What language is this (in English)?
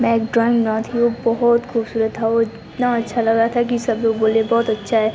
Hindi